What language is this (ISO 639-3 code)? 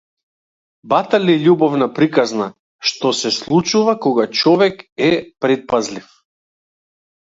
mkd